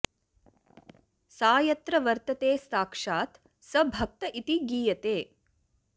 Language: Sanskrit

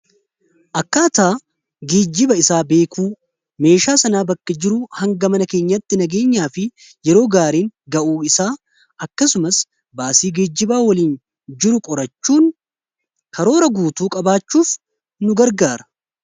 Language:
Oromo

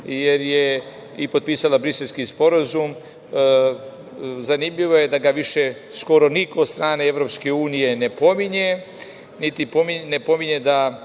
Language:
Serbian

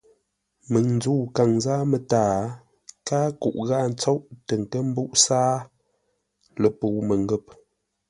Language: Ngombale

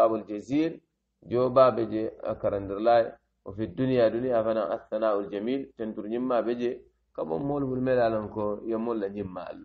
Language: Arabic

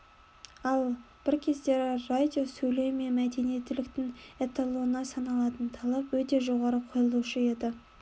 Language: Kazakh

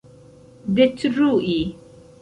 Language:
Esperanto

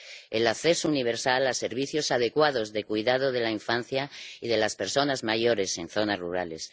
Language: Spanish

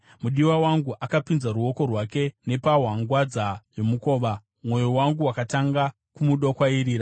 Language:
Shona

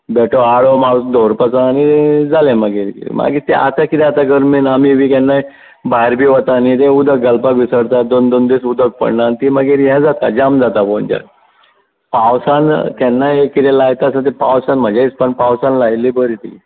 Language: Konkani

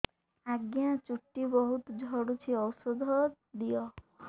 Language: Odia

